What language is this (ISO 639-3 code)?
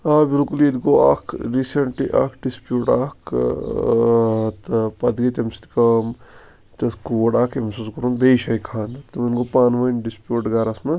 kas